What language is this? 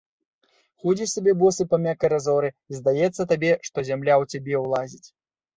Belarusian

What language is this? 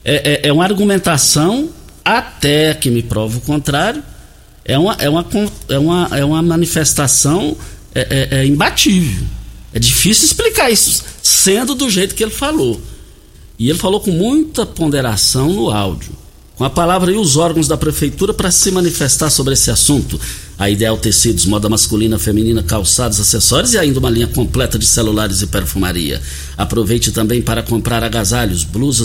Portuguese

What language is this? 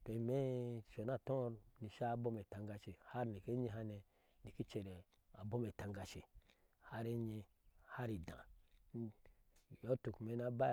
Ashe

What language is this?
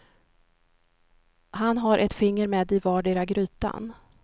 Swedish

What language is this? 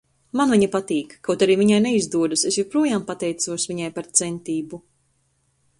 Latvian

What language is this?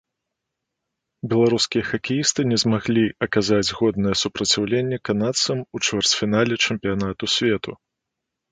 Belarusian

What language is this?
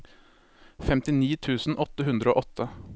Norwegian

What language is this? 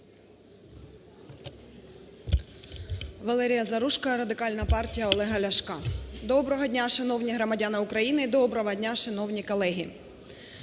Ukrainian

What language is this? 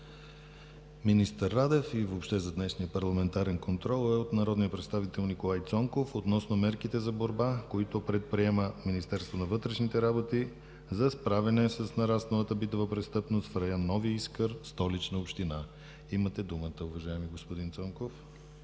Bulgarian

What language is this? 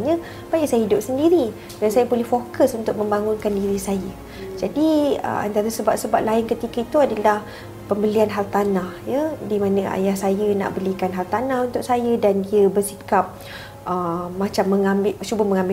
Malay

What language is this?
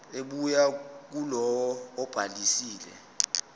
Zulu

